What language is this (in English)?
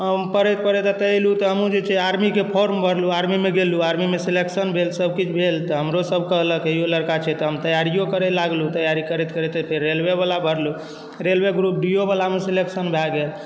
Maithili